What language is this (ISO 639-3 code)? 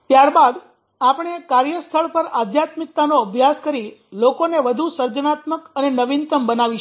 guj